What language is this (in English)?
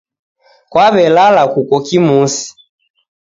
Taita